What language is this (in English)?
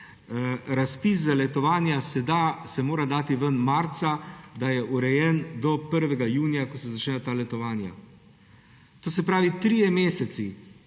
Slovenian